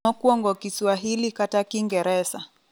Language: Luo (Kenya and Tanzania)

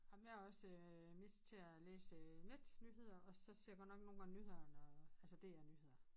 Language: Danish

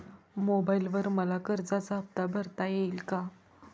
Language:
Marathi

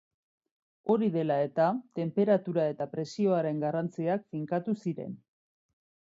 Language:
Basque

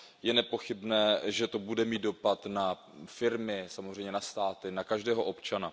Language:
Czech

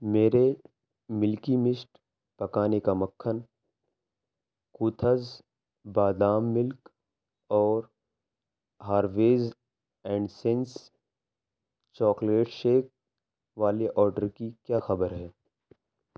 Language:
Urdu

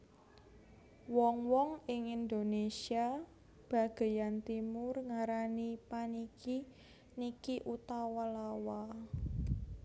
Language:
Javanese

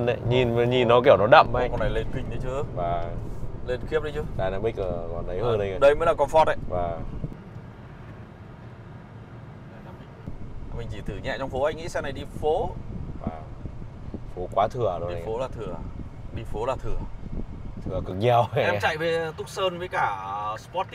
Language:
Vietnamese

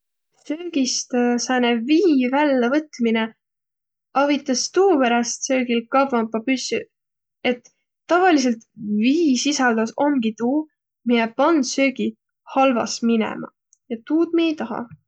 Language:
Võro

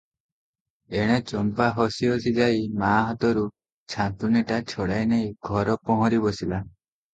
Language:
Odia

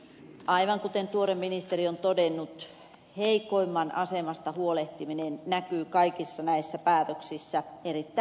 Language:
Finnish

